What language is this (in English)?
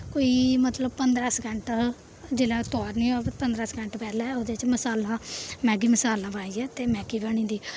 Dogri